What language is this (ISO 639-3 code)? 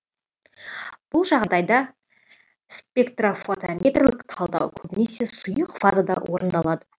kaz